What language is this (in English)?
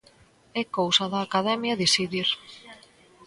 Galician